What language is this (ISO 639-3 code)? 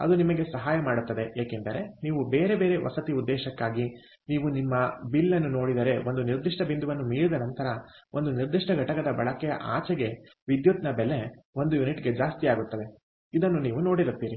kan